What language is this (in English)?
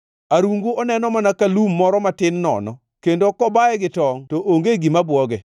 Luo (Kenya and Tanzania)